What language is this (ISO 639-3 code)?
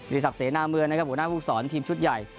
tha